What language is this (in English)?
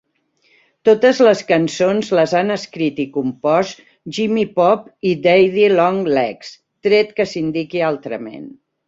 Catalan